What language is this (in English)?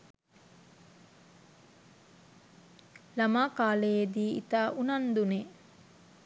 Sinhala